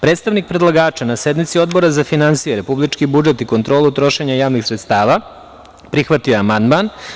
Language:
Serbian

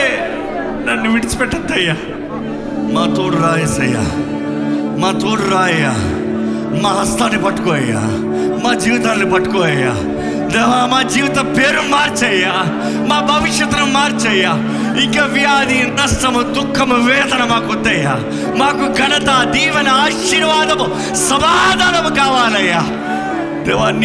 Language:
Telugu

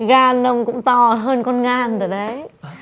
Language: Vietnamese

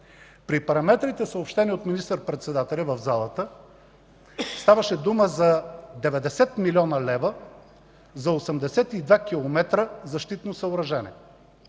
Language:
Bulgarian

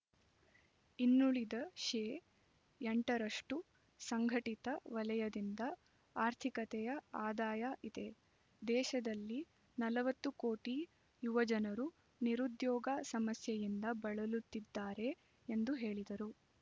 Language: Kannada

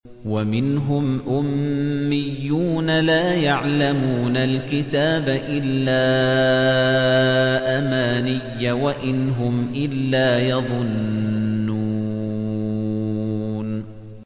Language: Arabic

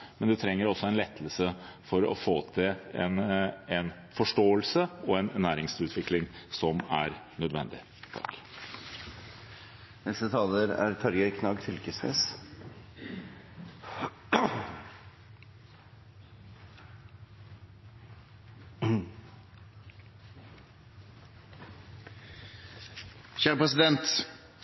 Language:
Norwegian Bokmål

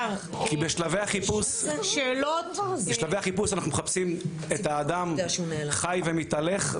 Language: Hebrew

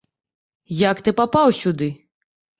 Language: Belarusian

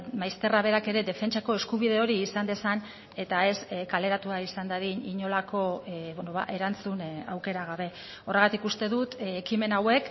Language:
Basque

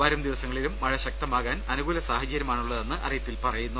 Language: Malayalam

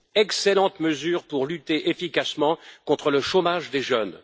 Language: French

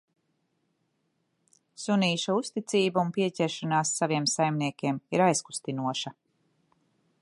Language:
Latvian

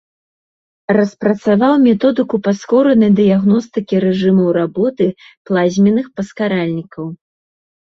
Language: Belarusian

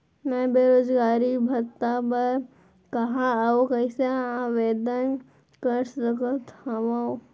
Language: Chhattisgarhi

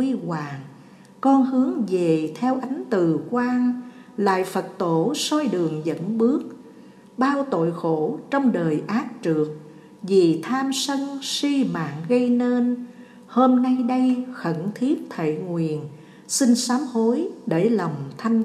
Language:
Vietnamese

